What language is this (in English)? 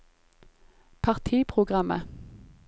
Norwegian